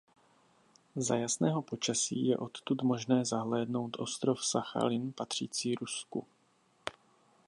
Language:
Czech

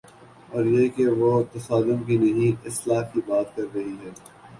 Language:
Urdu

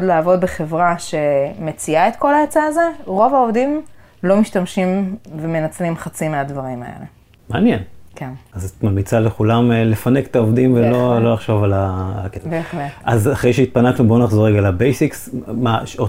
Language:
Hebrew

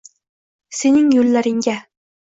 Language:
Uzbek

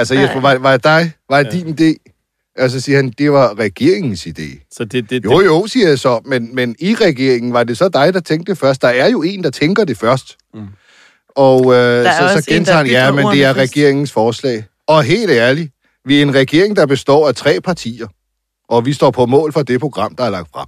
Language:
Danish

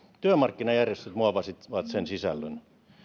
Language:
Finnish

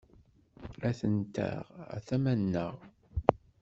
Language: Kabyle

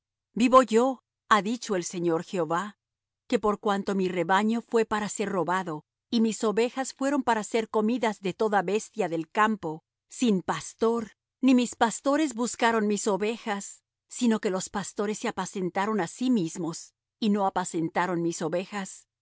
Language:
Spanish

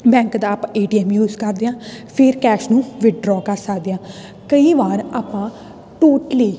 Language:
Punjabi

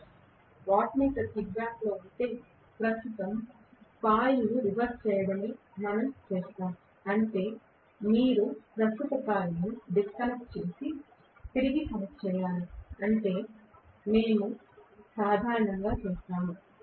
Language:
Telugu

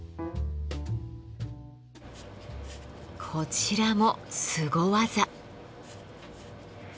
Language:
Japanese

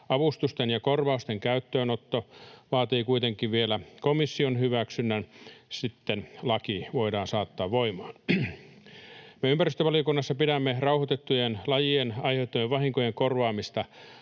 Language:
Finnish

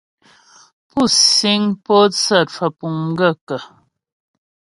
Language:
Ghomala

